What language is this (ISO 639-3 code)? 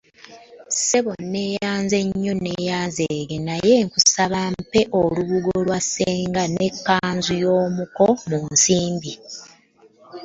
lug